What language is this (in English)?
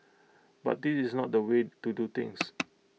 English